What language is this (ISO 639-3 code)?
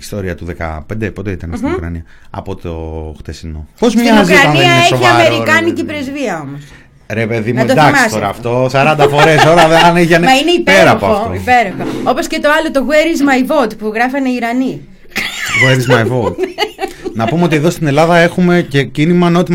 ell